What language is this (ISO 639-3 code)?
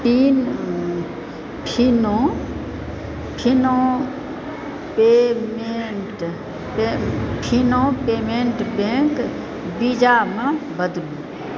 mai